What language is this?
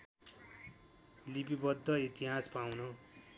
Nepali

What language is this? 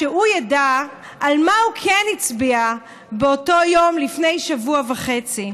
Hebrew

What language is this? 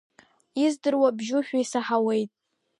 Abkhazian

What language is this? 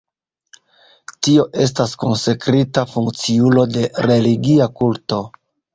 Esperanto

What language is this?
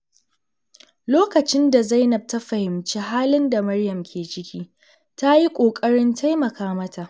Hausa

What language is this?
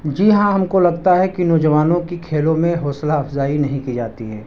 Urdu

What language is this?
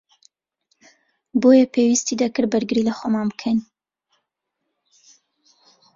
Central Kurdish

